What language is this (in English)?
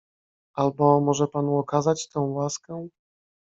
Polish